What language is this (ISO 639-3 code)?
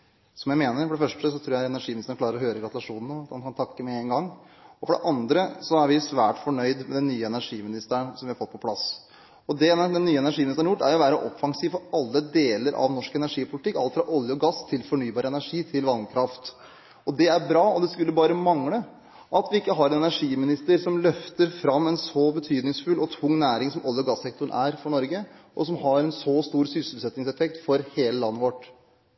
nob